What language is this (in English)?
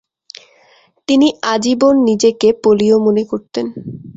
Bangla